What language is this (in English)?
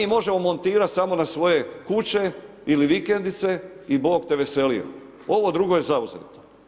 Croatian